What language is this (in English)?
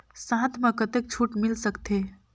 Chhattisgarhi